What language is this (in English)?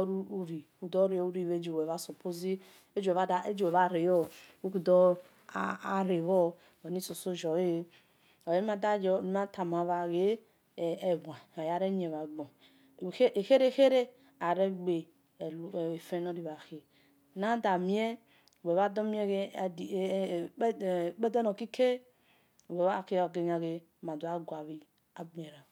Esan